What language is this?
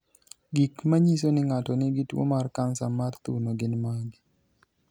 Luo (Kenya and Tanzania)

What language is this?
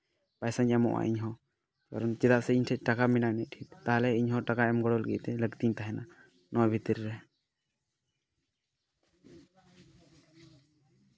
Santali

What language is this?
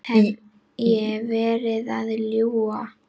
Icelandic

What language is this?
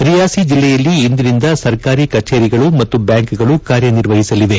Kannada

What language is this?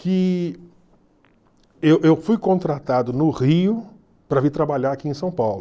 Portuguese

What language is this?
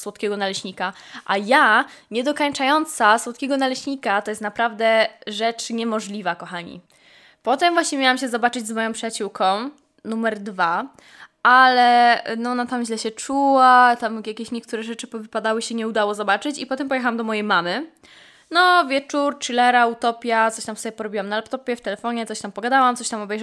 Polish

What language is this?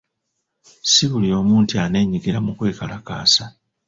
Ganda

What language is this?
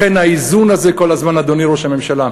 Hebrew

